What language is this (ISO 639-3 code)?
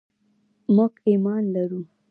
pus